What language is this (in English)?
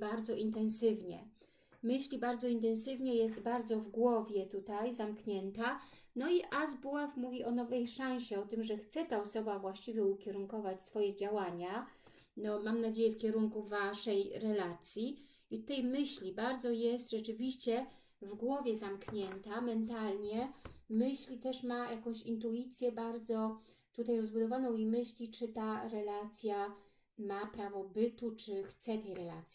Polish